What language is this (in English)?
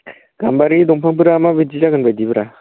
Bodo